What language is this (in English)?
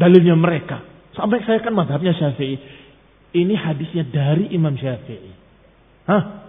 Indonesian